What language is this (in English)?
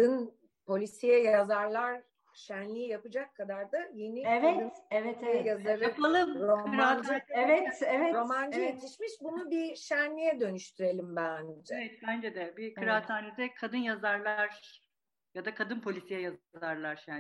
Turkish